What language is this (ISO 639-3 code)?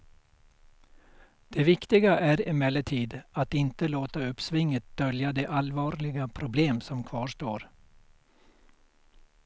swe